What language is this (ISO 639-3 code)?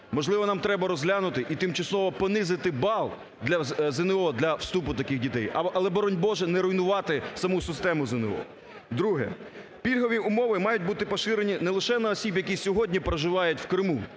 ukr